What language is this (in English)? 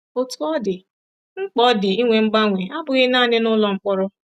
Igbo